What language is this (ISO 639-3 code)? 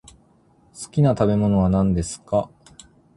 jpn